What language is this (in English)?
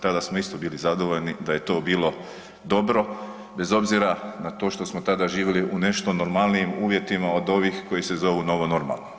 Croatian